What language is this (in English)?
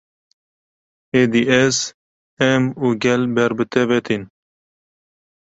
Kurdish